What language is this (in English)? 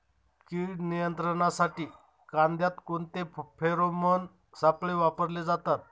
Marathi